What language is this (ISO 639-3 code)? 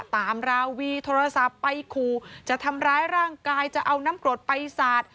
tha